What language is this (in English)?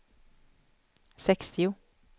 Swedish